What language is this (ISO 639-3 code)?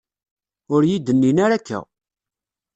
kab